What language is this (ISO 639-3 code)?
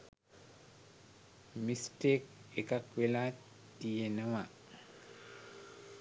sin